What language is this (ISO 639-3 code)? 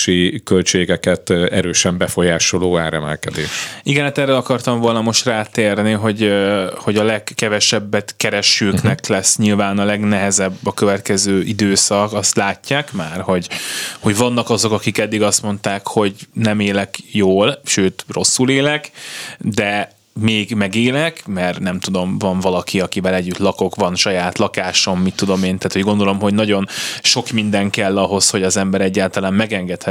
hun